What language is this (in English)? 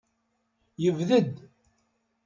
Kabyle